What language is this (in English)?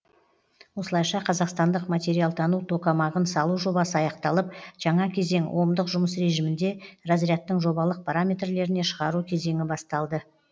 Kazakh